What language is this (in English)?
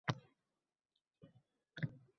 Uzbek